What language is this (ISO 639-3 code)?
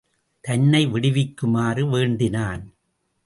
tam